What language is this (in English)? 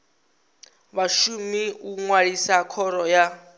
Venda